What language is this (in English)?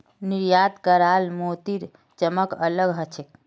Magahi